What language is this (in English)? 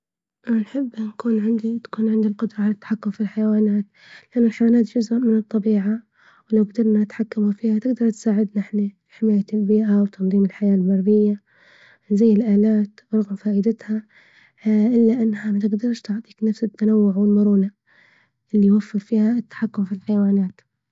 Libyan Arabic